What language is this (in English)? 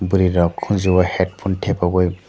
Kok Borok